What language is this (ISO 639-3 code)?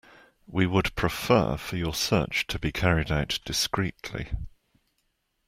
eng